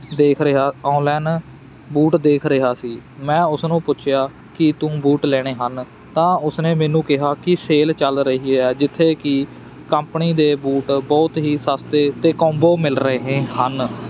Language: Punjabi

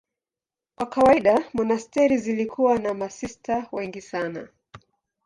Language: Swahili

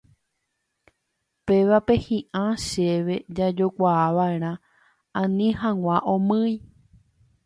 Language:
Guarani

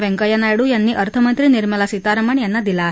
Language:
Marathi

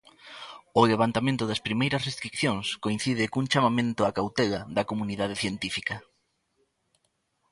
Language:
Galician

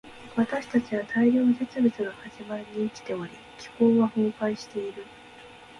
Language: Japanese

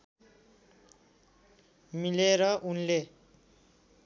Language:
Nepali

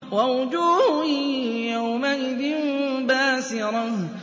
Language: Arabic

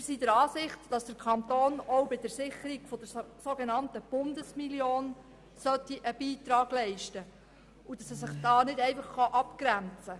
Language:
Swiss German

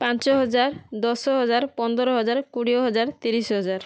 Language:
Odia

